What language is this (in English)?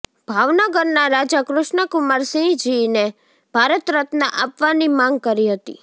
Gujarati